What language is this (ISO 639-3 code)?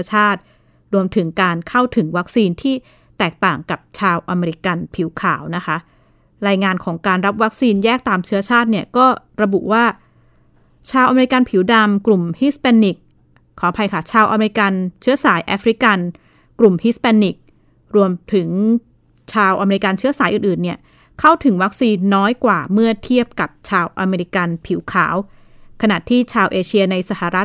tha